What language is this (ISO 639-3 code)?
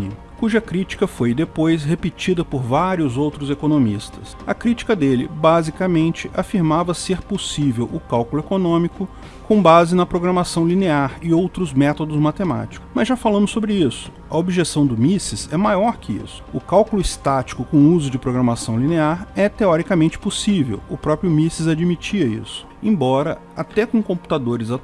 por